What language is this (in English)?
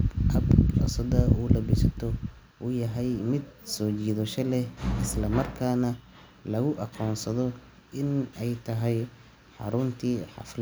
Somali